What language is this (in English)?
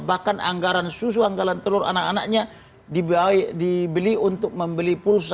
Indonesian